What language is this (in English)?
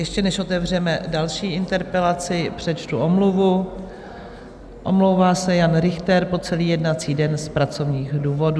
Czech